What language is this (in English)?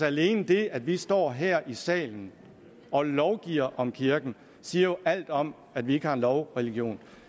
Danish